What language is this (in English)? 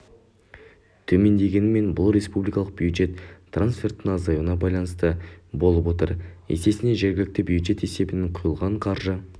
Kazakh